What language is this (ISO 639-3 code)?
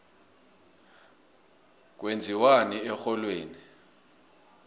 nbl